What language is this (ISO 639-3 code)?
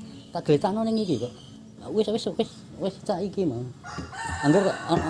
ind